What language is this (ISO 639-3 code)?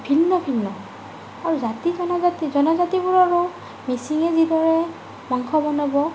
asm